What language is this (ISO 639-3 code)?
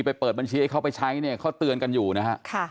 tha